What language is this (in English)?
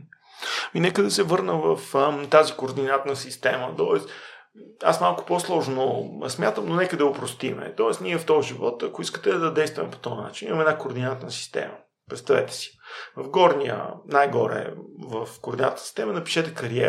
Bulgarian